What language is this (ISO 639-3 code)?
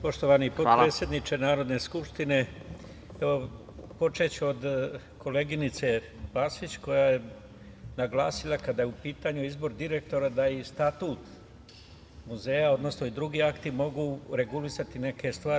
srp